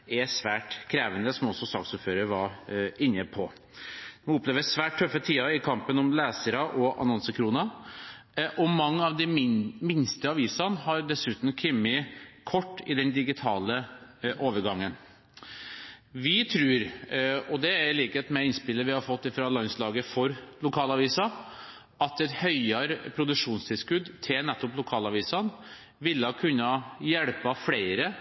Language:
Norwegian Bokmål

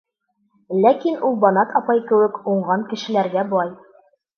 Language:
Bashkir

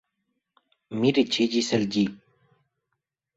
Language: Esperanto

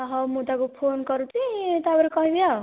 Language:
Odia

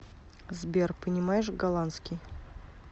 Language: Russian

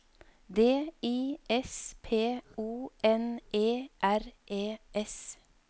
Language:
Norwegian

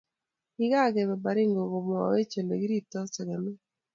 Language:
Kalenjin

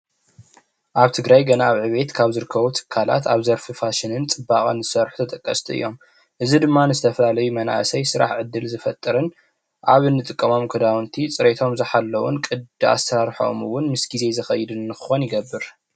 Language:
Tigrinya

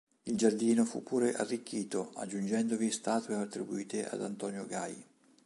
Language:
Italian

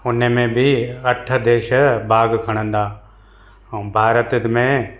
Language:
Sindhi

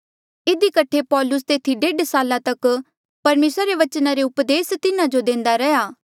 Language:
Mandeali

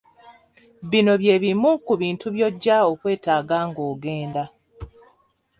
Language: Ganda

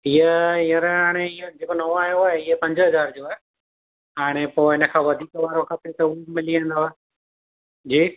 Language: Sindhi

